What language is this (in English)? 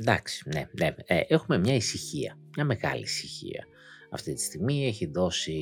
Greek